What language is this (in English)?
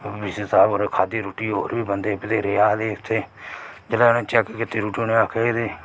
Dogri